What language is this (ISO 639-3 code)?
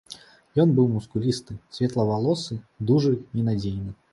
bel